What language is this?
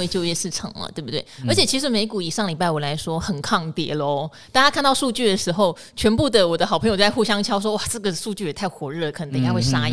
Chinese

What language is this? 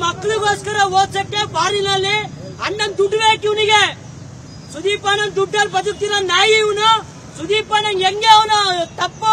Arabic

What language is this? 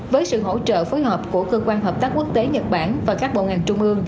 Vietnamese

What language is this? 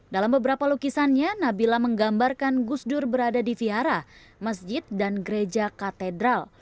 Indonesian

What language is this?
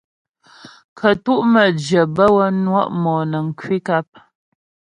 Ghomala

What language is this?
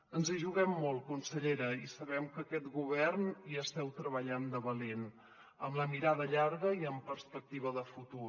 Catalan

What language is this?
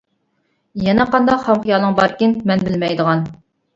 Uyghur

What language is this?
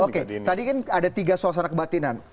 Indonesian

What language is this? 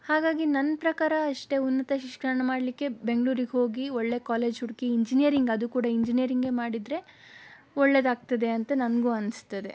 Kannada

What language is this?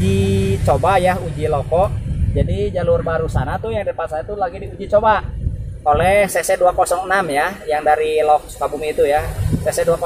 Indonesian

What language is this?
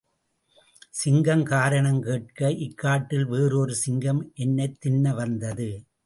Tamil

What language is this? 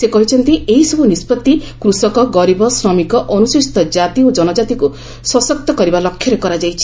Odia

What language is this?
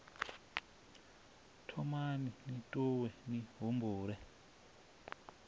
Venda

